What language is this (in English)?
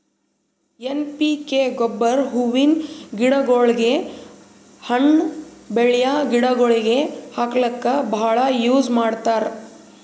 Kannada